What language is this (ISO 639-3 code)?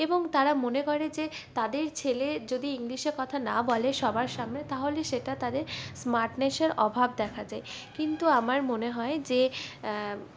ben